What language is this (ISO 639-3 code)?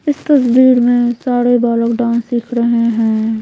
hin